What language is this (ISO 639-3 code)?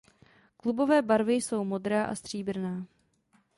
ces